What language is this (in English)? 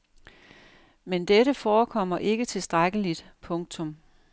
Danish